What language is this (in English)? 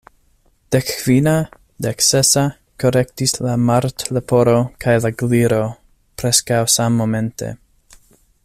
Esperanto